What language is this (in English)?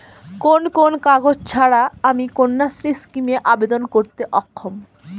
Bangla